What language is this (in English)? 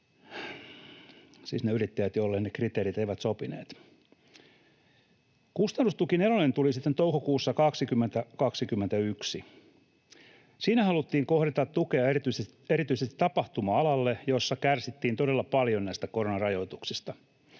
Finnish